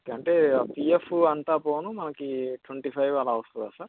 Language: Telugu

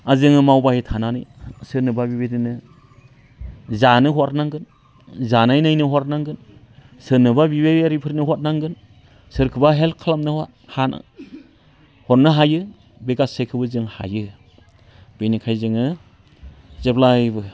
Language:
Bodo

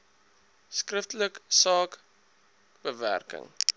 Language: Afrikaans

